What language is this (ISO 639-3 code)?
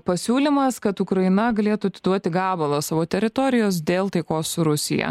lit